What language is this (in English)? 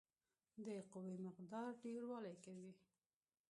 Pashto